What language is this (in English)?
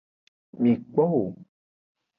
Aja (Benin)